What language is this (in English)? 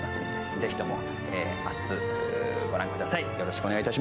Japanese